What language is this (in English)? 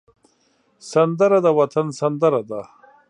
Pashto